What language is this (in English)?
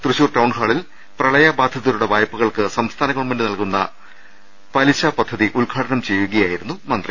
Malayalam